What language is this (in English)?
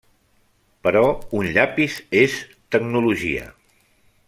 Catalan